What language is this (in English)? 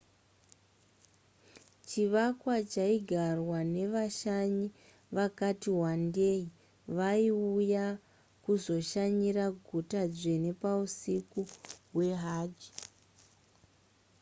Shona